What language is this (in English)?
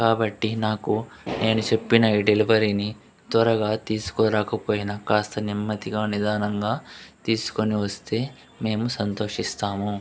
Telugu